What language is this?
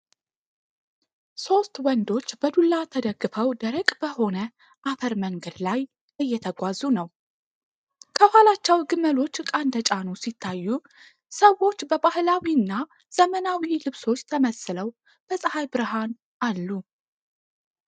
Amharic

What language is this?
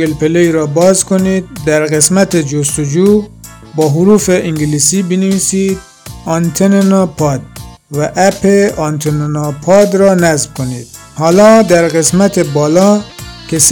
Persian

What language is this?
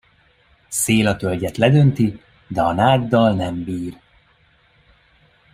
Hungarian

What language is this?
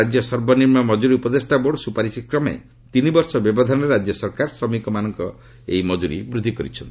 Odia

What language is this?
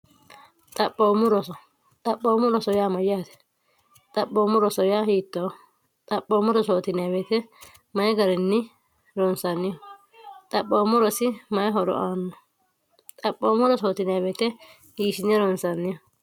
Sidamo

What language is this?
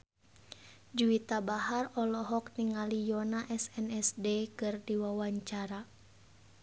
Sundanese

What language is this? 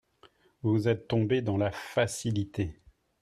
French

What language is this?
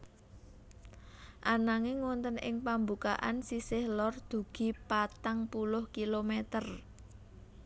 Javanese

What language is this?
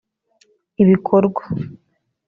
Kinyarwanda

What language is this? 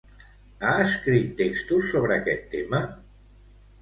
Catalan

